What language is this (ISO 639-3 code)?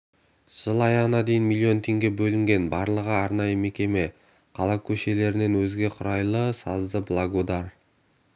kaz